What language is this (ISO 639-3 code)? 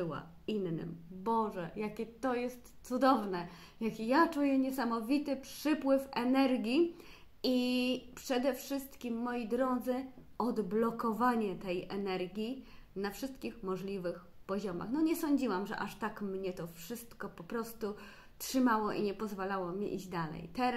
pol